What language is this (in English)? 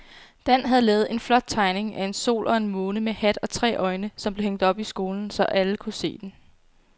Danish